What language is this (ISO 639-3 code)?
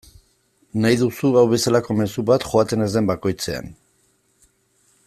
eus